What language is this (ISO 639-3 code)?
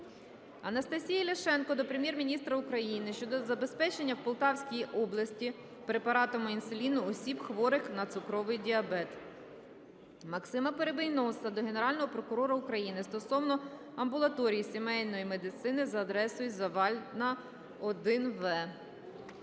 ukr